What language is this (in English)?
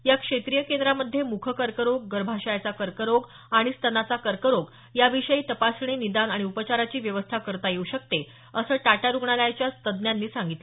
Marathi